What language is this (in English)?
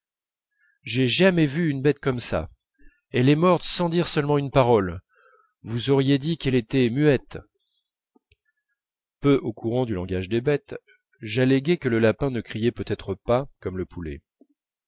French